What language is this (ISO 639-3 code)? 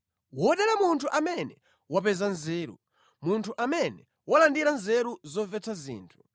nya